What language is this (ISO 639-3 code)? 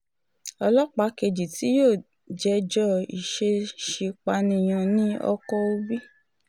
yor